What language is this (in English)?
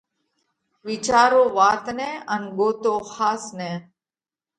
Parkari Koli